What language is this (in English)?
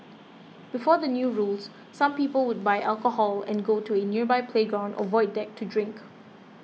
English